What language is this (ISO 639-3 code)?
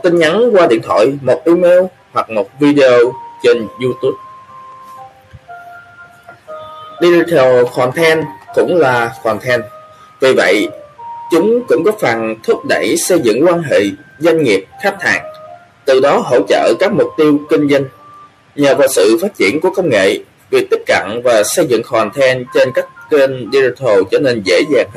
vie